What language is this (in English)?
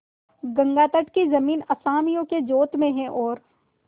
Hindi